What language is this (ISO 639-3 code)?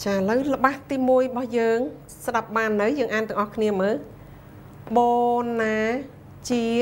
tha